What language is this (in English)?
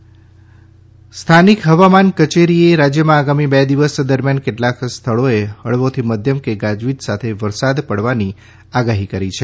Gujarati